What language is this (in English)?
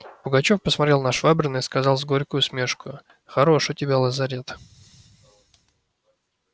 Russian